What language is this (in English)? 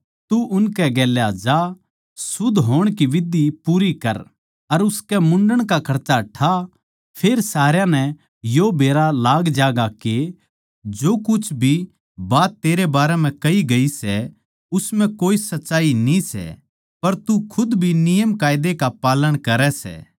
Haryanvi